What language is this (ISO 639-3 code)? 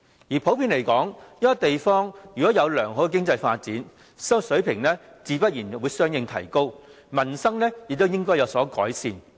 yue